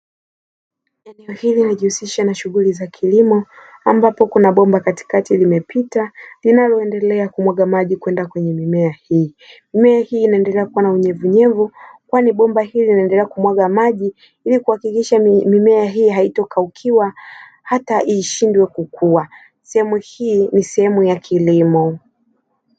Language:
Swahili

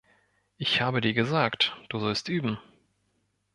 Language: German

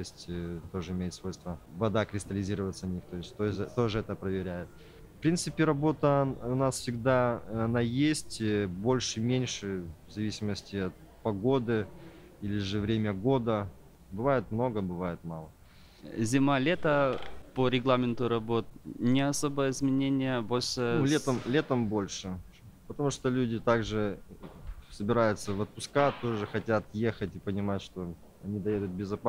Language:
Russian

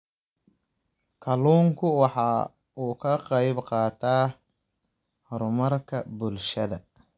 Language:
Somali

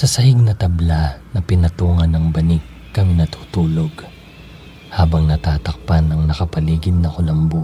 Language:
Filipino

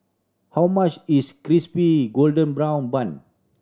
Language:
English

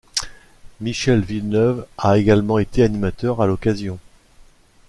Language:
French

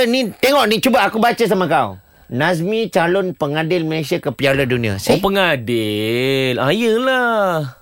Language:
Malay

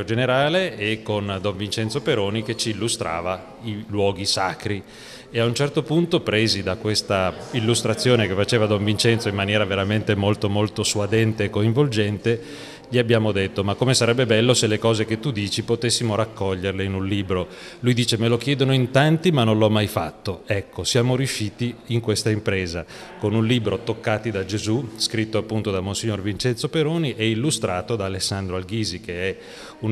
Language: Italian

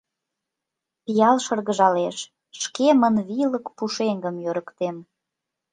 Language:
Mari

